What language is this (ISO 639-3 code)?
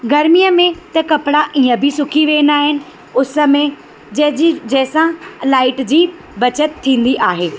snd